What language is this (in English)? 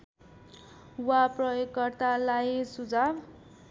Nepali